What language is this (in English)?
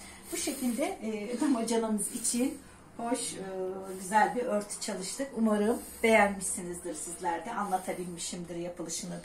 Turkish